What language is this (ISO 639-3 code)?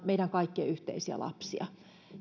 fin